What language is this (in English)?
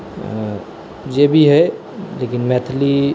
Maithili